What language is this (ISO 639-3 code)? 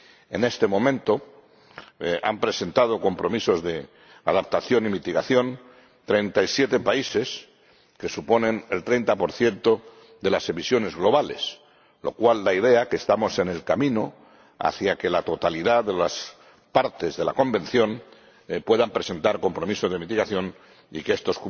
spa